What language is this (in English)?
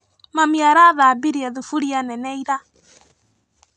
Kikuyu